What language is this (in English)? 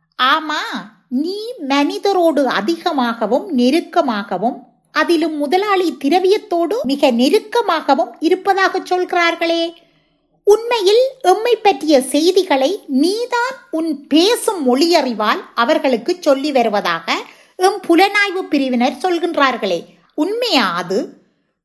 Tamil